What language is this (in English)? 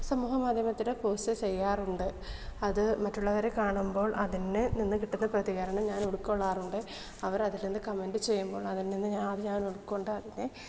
Malayalam